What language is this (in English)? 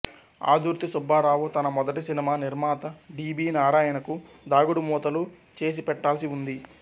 Telugu